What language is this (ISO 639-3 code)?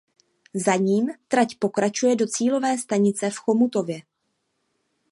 ces